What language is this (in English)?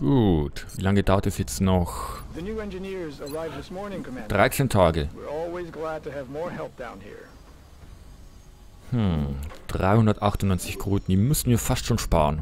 German